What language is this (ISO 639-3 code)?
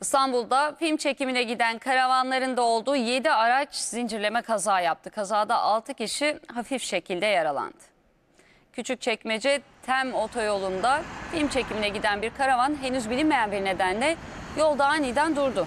tur